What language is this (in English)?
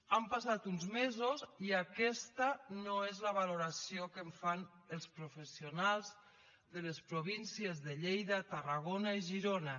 Catalan